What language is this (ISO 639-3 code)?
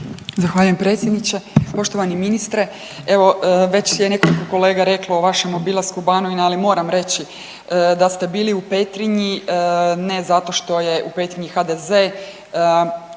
hrv